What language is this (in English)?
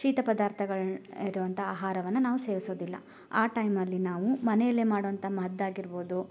Kannada